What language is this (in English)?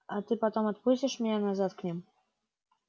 Russian